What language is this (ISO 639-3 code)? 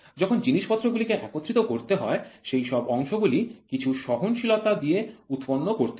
ben